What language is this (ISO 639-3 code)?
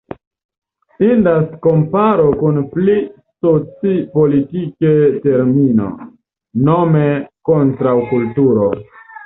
epo